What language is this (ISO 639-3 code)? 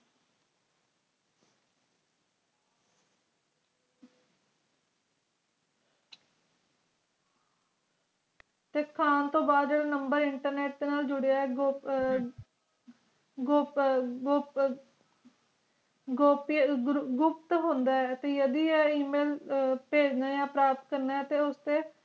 pan